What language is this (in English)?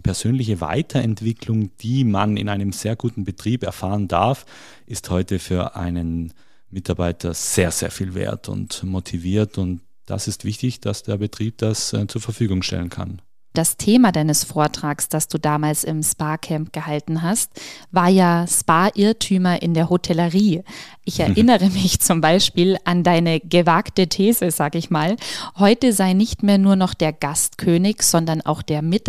German